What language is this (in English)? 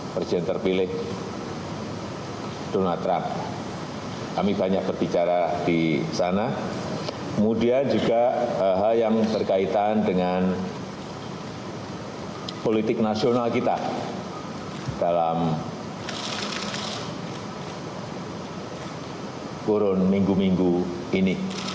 Indonesian